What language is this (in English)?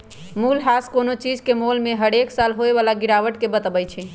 Magahi